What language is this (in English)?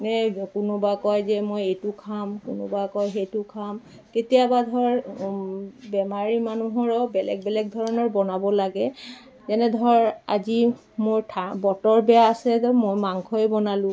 Assamese